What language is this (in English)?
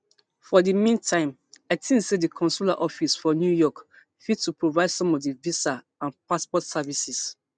Nigerian Pidgin